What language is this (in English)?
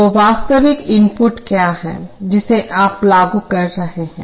Hindi